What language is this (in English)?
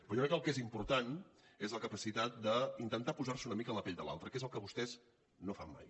Catalan